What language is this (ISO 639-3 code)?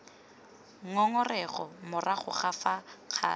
tsn